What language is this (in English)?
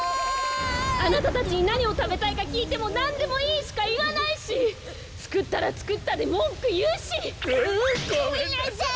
Japanese